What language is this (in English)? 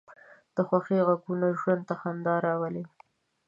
Pashto